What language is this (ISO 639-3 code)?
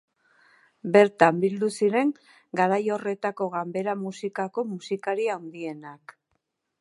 eus